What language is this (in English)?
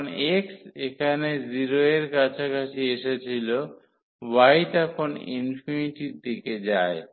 Bangla